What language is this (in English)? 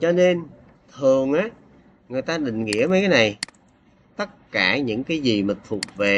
Vietnamese